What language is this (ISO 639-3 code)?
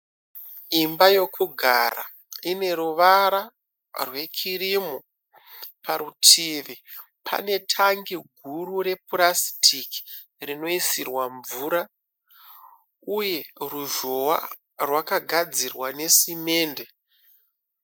sna